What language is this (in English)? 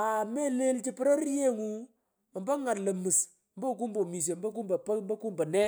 Pökoot